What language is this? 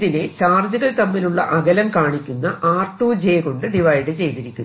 Malayalam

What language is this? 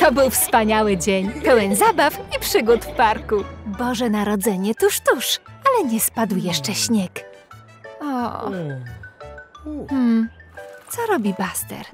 Polish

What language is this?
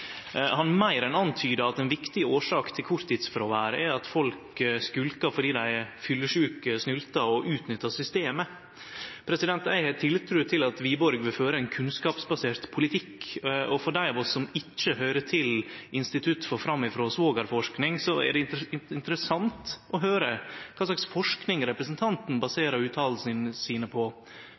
Norwegian Nynorsk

